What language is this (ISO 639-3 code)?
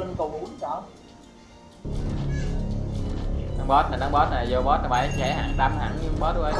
vie